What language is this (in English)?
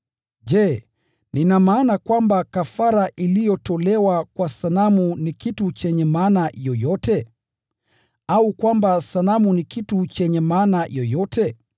Swahili